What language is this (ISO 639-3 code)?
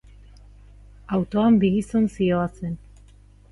eus